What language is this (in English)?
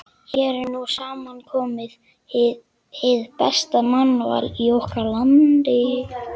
Icelandic